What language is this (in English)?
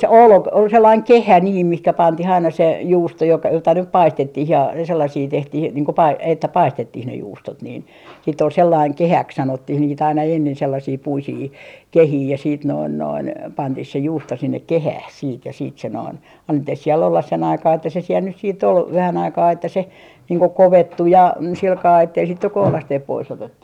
Finnish